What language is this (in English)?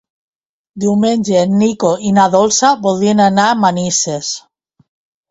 Catalan